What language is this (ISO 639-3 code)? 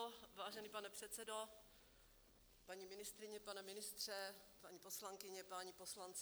ces